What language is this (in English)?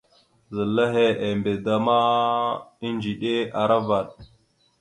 Mada (Cameroon)